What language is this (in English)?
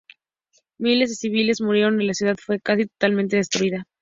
Spanish